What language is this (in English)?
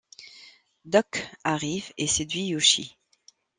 French